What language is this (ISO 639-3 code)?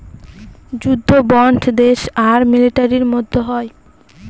ben